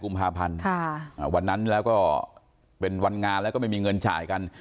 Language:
Thai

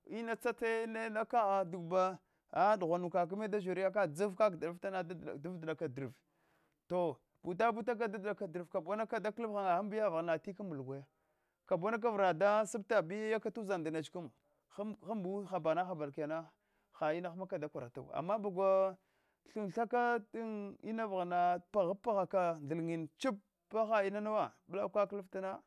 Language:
Hwana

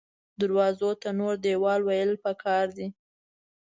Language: Pashto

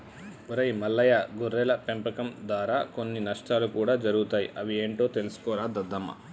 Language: Telugu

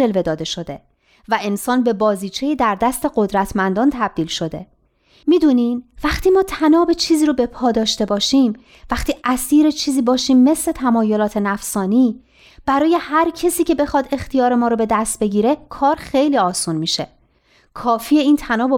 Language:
Persian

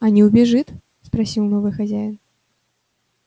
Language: Russian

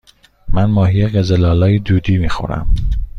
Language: Persian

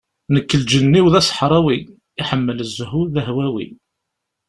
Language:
Kabyle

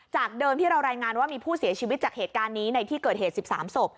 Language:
Thai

